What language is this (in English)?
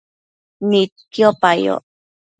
Matsés